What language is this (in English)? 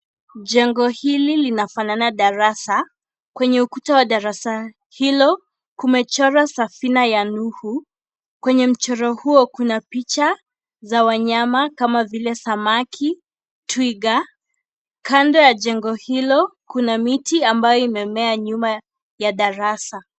Swahili